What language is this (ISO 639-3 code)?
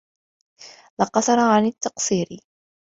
ara